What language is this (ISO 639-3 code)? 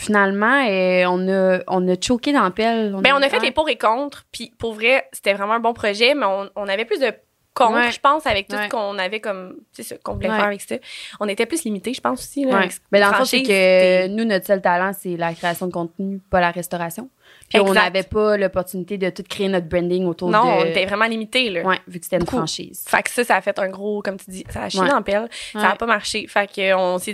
fra